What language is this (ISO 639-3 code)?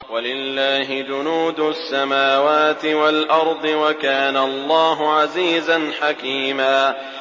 ara